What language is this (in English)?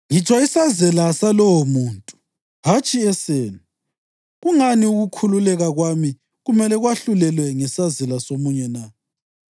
North Ndebele